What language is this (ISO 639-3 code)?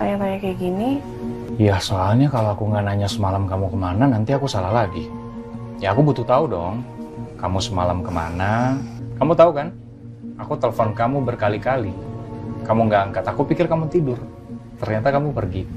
ind